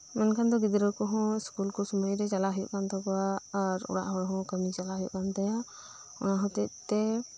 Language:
Santali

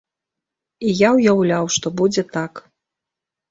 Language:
Belarusian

